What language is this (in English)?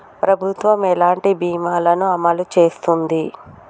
Telugu